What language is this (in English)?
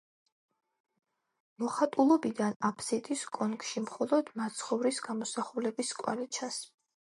Georgian